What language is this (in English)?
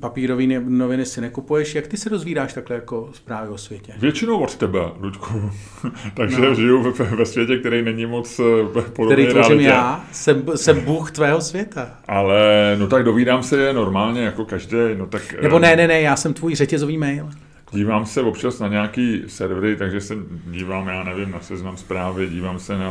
Czech